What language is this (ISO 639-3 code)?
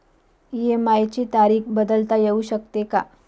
mar